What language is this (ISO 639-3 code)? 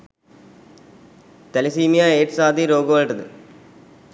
sin